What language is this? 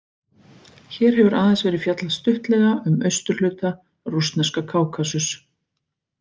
Icelandic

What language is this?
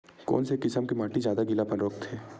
Chhattisgarhi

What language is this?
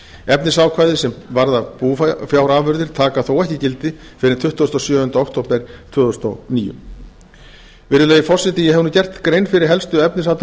Icelandic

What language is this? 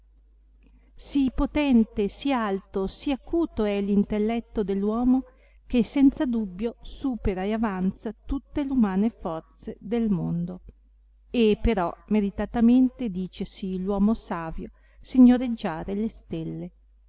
Italian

